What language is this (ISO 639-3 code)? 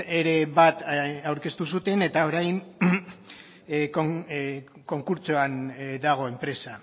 eus